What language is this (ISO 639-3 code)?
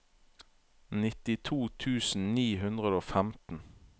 nor